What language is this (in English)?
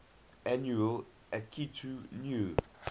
English